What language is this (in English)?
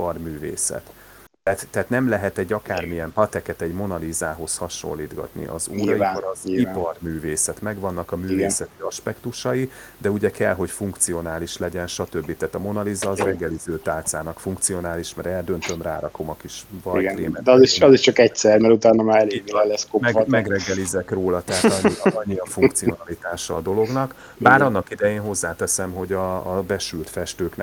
Hungarian